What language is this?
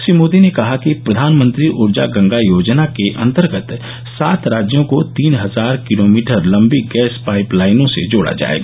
Hindi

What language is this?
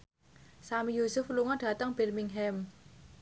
Javanese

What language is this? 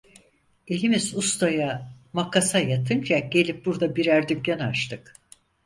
Turkish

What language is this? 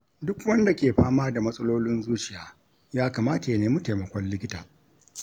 Hausa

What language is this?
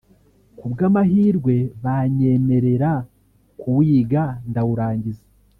Kinyarwanda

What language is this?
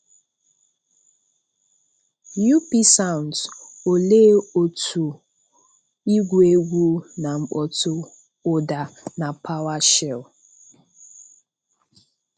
Igbo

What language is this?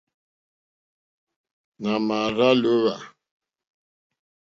Mokpwe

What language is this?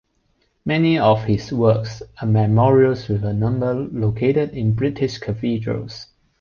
English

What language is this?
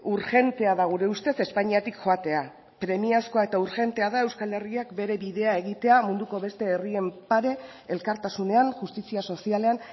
Basque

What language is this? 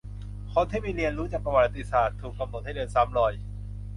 Thai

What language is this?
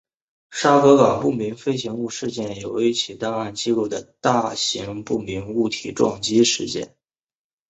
Chinese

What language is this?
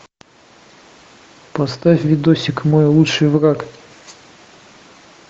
Russian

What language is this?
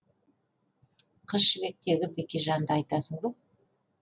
Kazakh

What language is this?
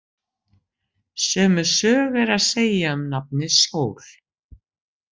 Icelandic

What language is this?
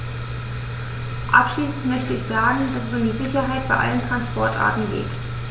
German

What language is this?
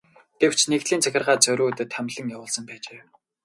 Mongolian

